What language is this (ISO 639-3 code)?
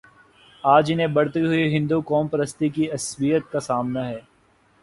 urd